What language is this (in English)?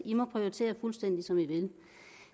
Danish